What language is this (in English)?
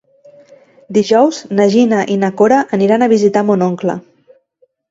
Catalan